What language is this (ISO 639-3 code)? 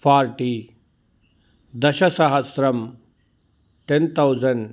san